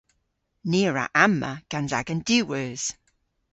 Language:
Cornish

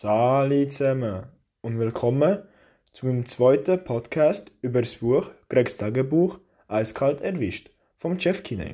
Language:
German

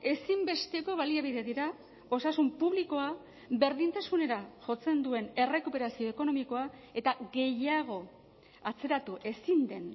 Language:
Basque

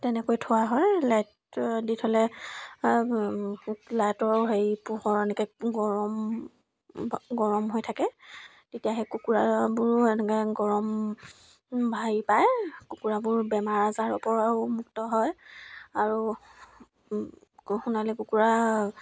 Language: Assamese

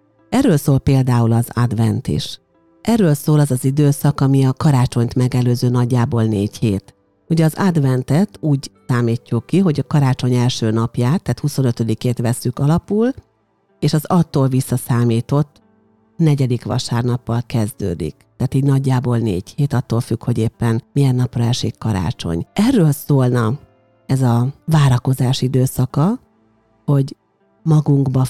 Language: Hungarian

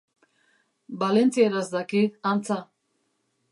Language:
Basque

